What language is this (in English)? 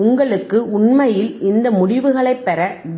Tamil